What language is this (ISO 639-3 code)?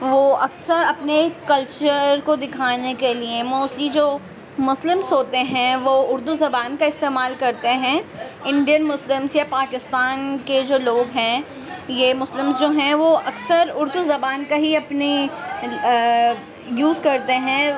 urd